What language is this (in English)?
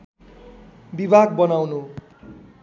Nepali